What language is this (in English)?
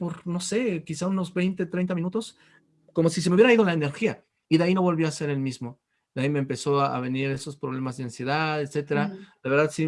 Spanish